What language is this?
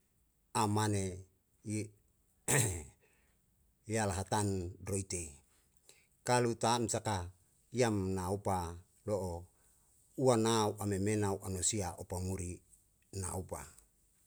Yalahatan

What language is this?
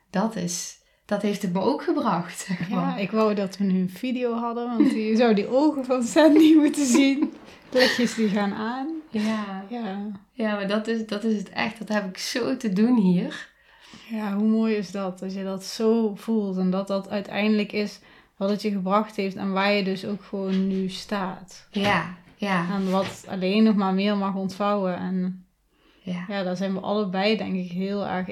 Dutch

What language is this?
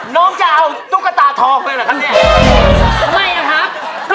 Thai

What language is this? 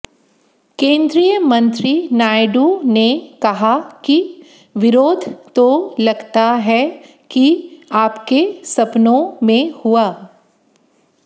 Hindi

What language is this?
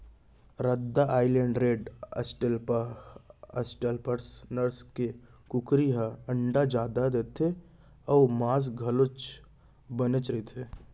Chhattisgarhi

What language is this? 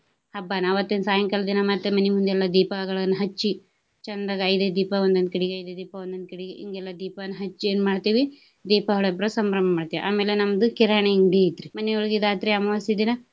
Kannada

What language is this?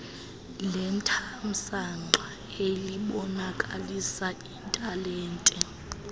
Xhosa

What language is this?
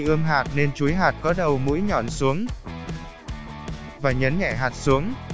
Vietnamese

